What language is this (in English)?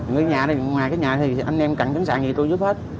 Vietnamese